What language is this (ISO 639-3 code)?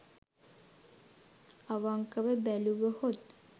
sin